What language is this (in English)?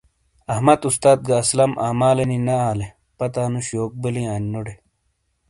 Shina